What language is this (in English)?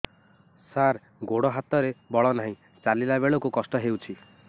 Odia